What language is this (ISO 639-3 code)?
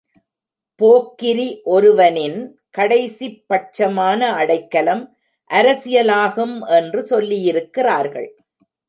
tam